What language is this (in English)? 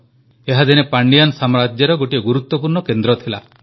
Odia